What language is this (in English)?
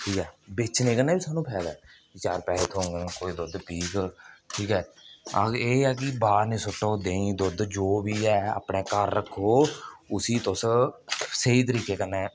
Dogri